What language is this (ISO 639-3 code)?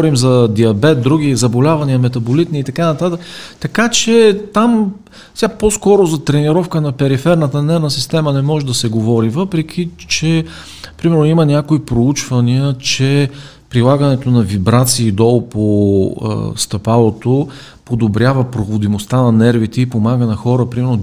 bul